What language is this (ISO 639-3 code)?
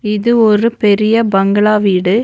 tam